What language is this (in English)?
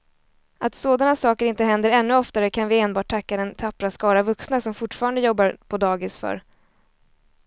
Swedish